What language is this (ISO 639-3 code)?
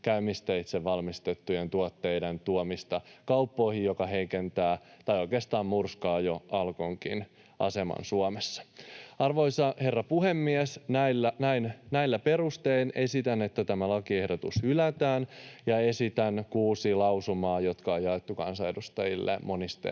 fin